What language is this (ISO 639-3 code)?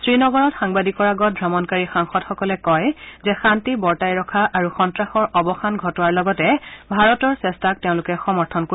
asm